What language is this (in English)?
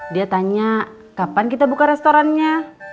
Indonesian